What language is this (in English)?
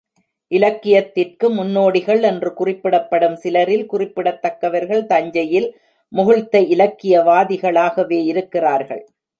Tamil